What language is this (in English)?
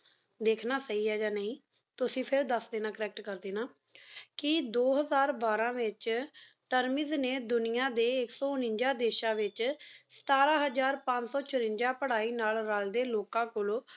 Punjabi